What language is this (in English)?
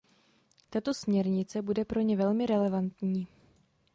Czech